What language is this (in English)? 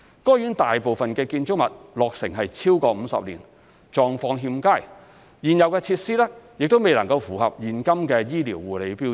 Cantonese